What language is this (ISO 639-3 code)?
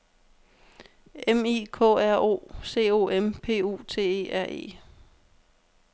dan